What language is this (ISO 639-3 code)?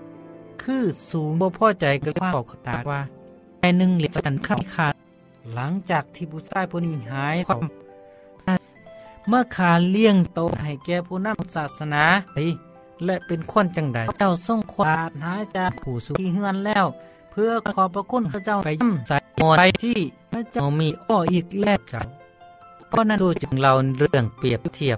tha